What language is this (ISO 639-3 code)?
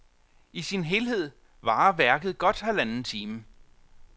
dan